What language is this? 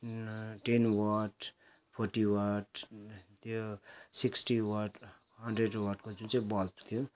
Nepali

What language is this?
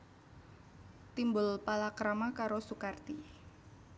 Javanese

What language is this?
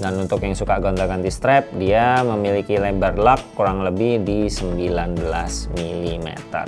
Indonesian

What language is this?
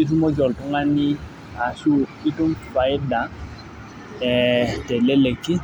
Masai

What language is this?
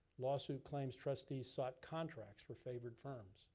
English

